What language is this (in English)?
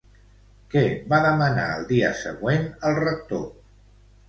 Catalan